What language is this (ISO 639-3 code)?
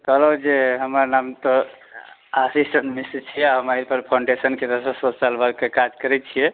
mai